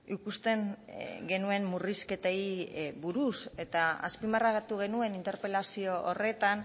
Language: Basque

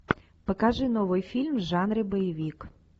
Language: Russian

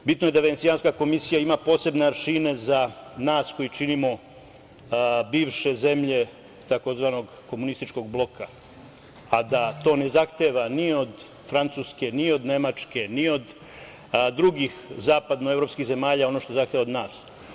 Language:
Serbian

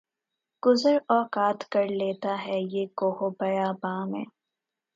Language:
Urdu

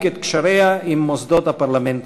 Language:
Hebrew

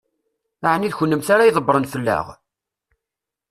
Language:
Kabyle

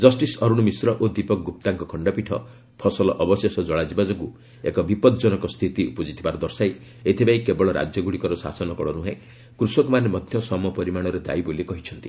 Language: Odia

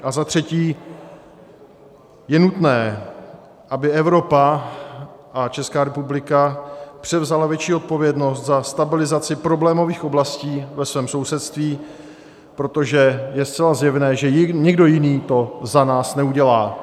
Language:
Czech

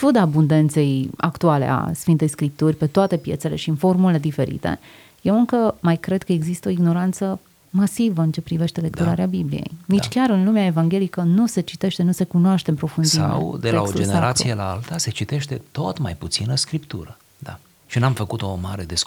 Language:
Romanian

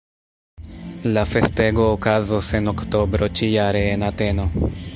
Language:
Esperanto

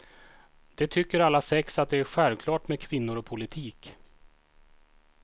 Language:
Swedish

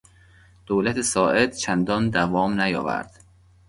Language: Persian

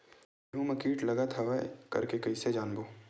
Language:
Chhattisgarhi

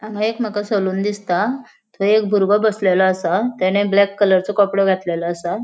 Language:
Konkani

